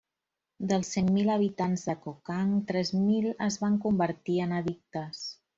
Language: Catalan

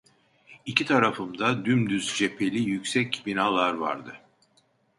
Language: Turkish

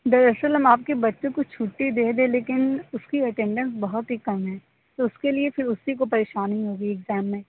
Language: Urdu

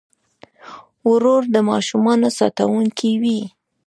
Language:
Pashto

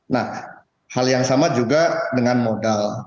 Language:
Indonesian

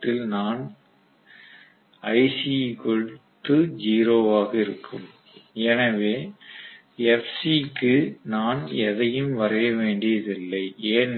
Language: Tamil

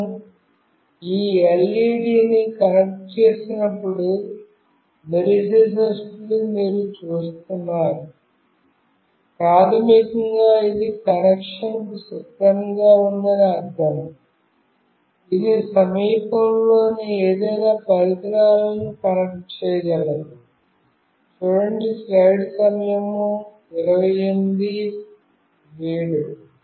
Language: Telugu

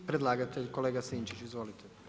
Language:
Croatian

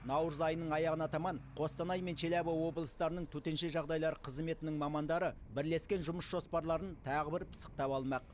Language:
Kazakh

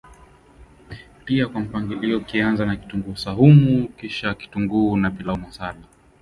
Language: Swahili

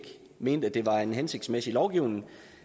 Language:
Danish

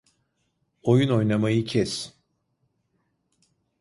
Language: Turkish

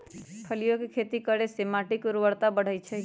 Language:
Magahi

